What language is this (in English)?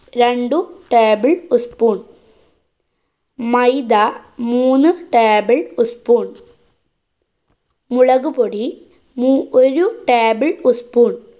Malayalam